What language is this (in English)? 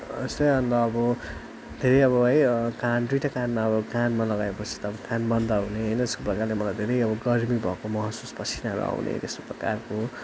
Nepali